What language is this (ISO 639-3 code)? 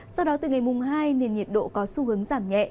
vie